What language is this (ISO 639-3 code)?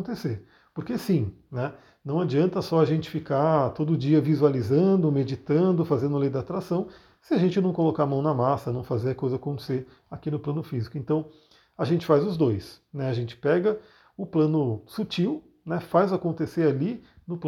por